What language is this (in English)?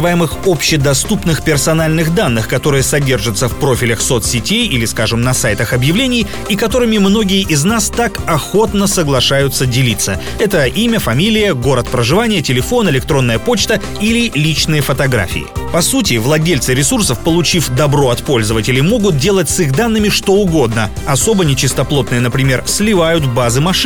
Russian